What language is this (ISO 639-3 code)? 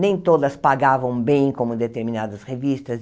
por